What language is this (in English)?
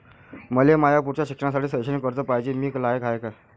Marathi